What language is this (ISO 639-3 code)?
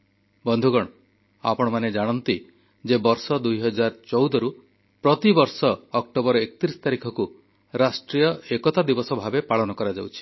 ori